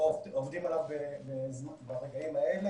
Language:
Hebrew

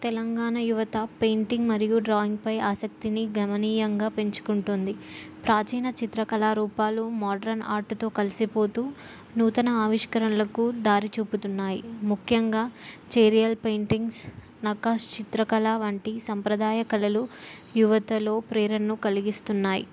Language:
Telugu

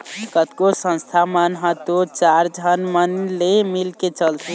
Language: Chhattisgarhi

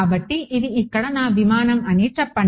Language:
Telugu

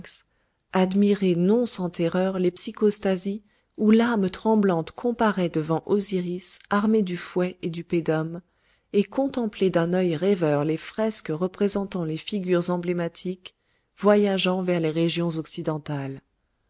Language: French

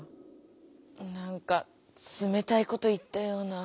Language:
Japanese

